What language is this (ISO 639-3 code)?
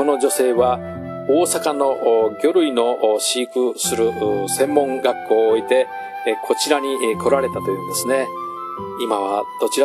jpn